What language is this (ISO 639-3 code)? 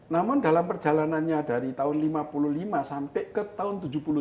ind